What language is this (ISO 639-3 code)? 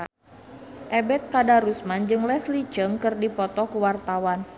sun